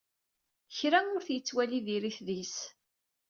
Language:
Kabyle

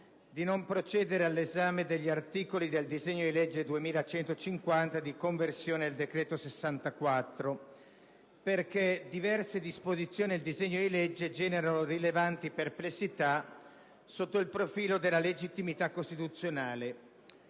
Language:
Italian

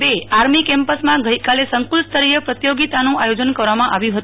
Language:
Gujarati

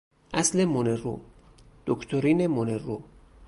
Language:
Persian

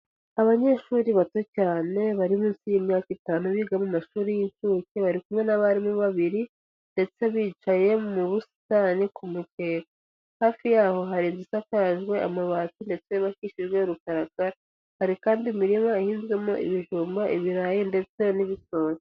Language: Kinyarwanda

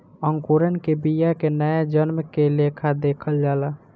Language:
Bhojpuri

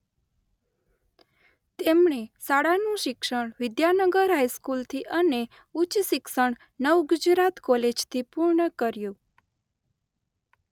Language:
Gujarati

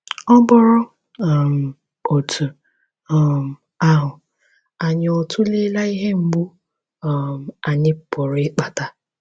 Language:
Igbo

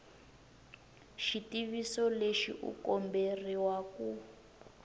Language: Tsonga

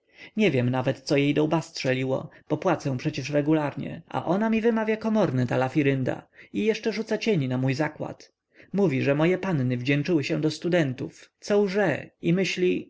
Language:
Polish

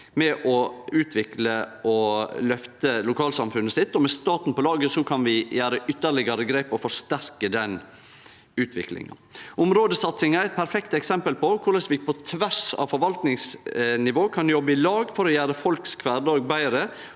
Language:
Norwegian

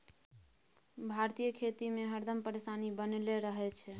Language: Maithili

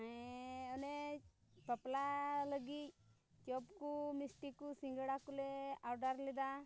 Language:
Santali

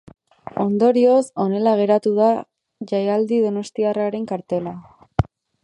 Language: Basque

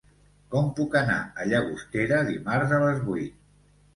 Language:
Catalan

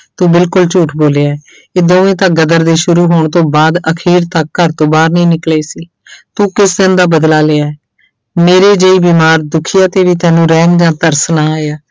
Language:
Punjabi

